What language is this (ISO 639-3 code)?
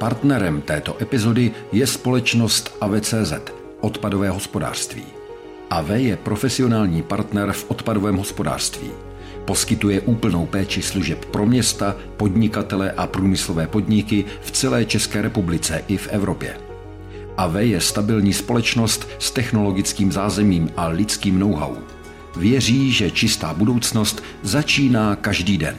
ces